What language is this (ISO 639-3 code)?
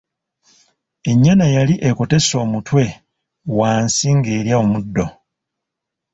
lug